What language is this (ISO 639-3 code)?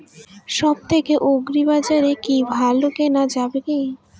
ben